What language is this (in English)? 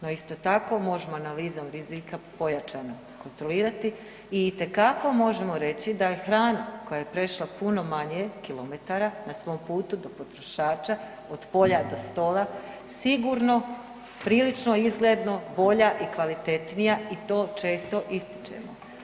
Croatian